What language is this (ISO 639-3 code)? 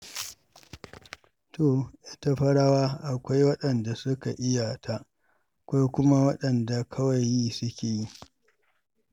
hau